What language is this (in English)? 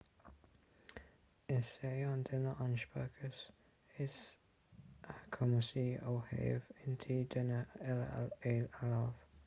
Irish